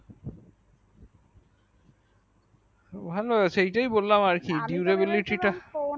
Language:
Bangla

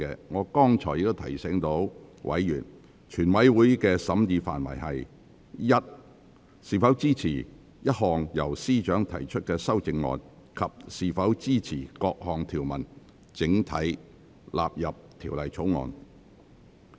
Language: Cantonese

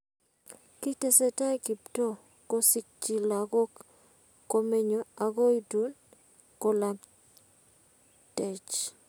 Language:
Kalenjin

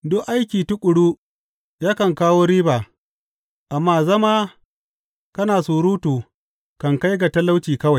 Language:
Hausa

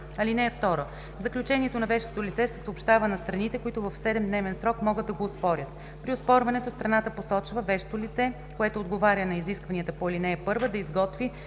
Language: Bulgarian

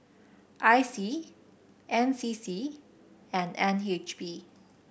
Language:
English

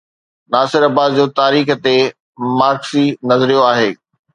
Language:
Sindhi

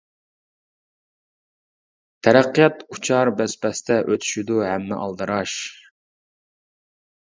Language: Uyghur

